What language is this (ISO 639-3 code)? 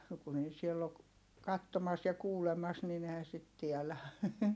fin